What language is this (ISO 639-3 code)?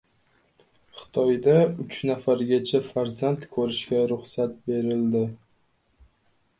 uzb